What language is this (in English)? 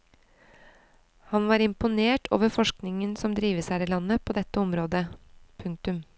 Norwegian